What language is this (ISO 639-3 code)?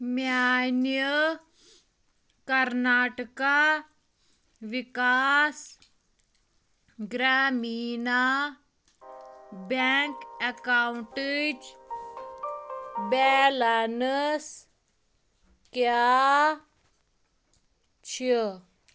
kas